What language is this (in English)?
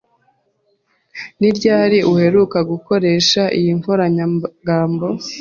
Kinyarwanda